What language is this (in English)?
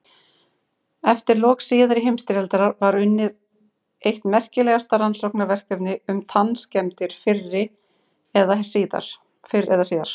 Icelandic